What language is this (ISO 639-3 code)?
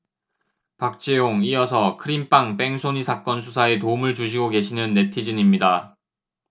kor